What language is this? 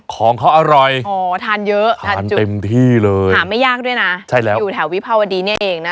Thai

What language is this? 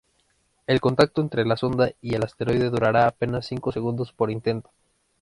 Spanish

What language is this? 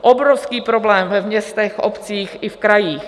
Czech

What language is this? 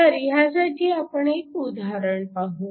Marathi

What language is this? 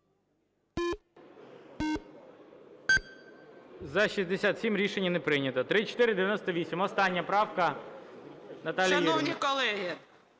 Ukrainian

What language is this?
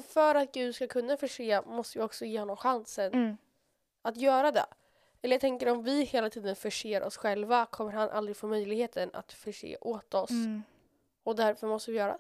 Swedish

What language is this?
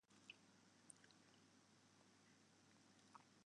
Western Frisian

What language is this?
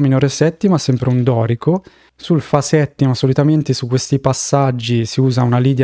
Italian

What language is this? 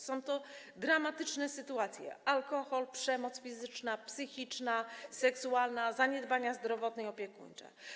Polish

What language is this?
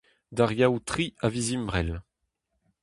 Breton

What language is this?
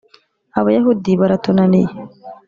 Kinyarwanda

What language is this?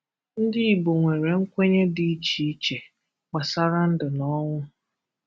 Igbo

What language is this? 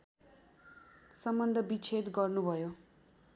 Nepali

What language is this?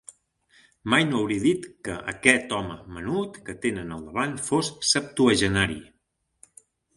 Catalan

